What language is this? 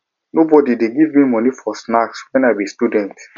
Nigerian Pidgin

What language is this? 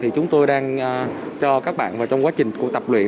Vietnamese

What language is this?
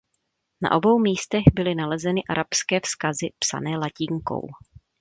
Czech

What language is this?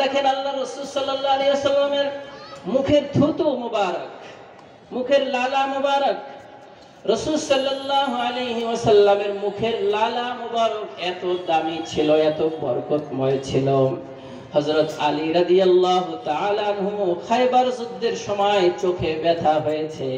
Arabic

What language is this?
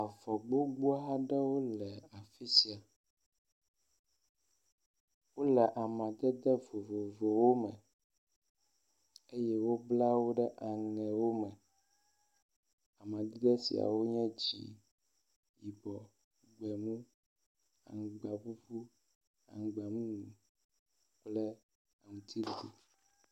Ewe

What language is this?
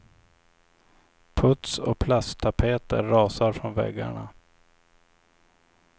Swedish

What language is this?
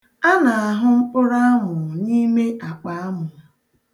Igbo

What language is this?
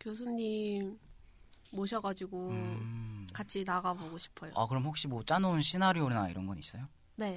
Korean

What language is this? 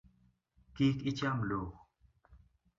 Luo (Kenya and Tanzania)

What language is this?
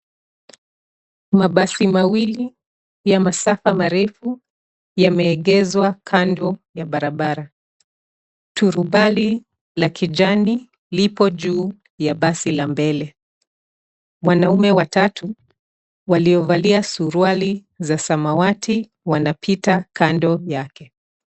Swahili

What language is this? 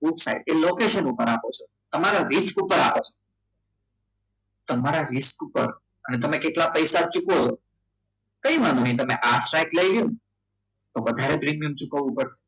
Gujarati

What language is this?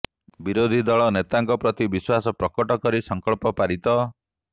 Odia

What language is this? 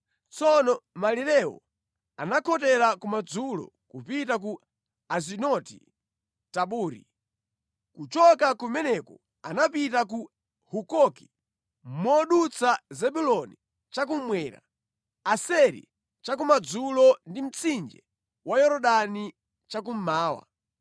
Nyanja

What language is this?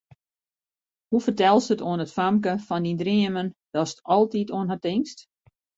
Western Frisian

